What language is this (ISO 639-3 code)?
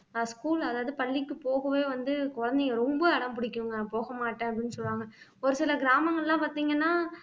tam